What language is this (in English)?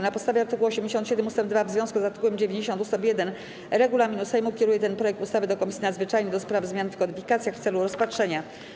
Polish